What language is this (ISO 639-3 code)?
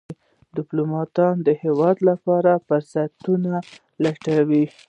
pus